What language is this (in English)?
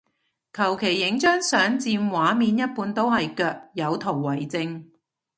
Cantonese